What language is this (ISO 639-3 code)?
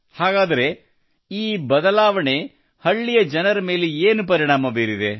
kan